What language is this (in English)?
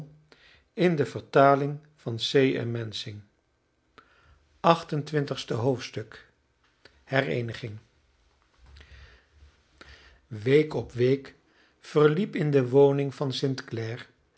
Dutch